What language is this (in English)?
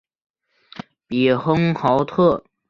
Chinese